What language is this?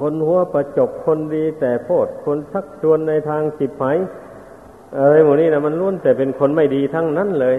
Thai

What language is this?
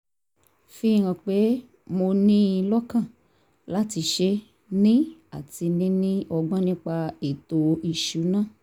Yoruba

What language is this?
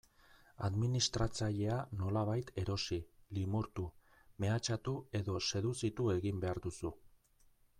Basque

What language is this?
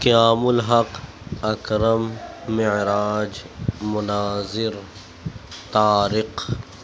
Urdu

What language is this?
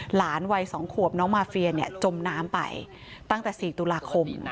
Thai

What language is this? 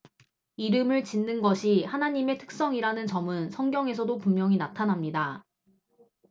Korean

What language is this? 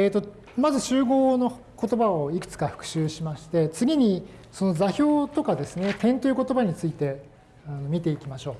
Japanese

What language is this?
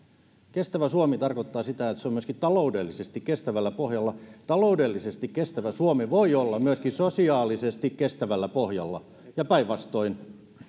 Finnish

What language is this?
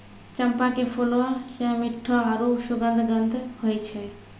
Maithili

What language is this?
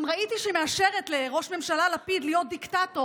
Hebrew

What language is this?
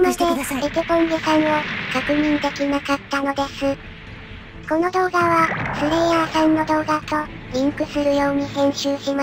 Japanese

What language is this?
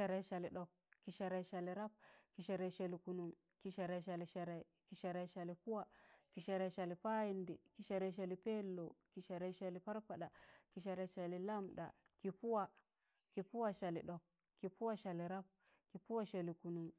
Tangale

